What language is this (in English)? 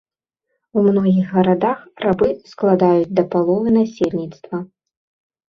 Belarusian